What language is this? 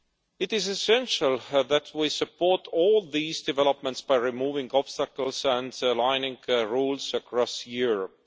English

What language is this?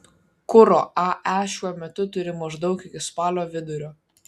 Lithuanian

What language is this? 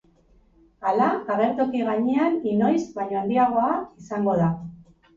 Basque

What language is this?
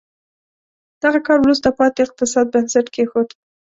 Pashto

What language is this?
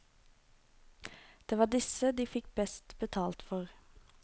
Norwegian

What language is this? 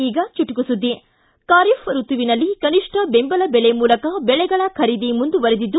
Kannada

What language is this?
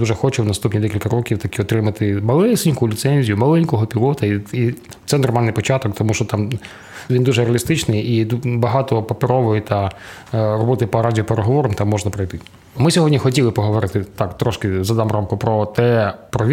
Ukrainian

